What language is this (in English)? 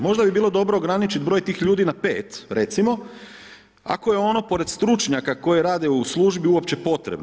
Croatian